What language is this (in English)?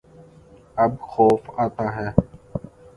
Urdu